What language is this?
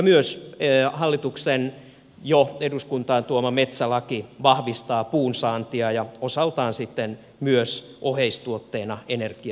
Finnish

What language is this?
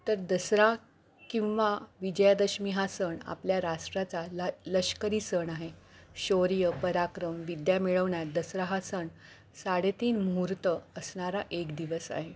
Marathi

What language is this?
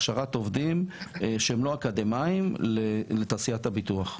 Hebrew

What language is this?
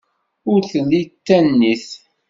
Kabyle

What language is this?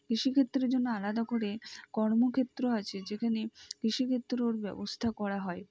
Bangla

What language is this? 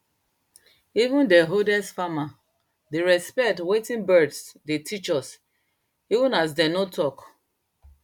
Nigerian Pidgin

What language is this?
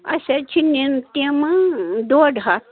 Kashmiri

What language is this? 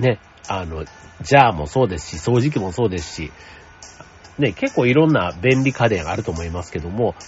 Japanese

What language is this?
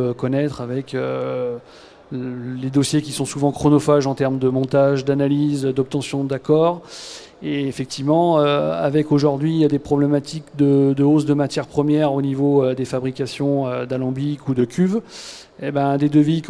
French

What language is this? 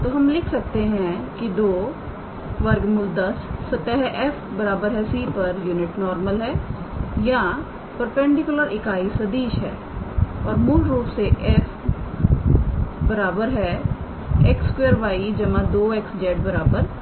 Hindi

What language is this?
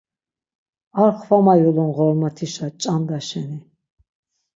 Laz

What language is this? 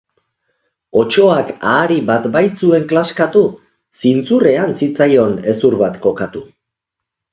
Basque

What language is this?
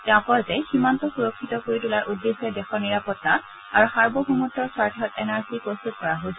Assamese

